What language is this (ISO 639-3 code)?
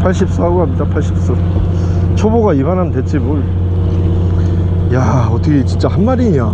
kor